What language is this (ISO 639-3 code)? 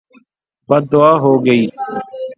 urd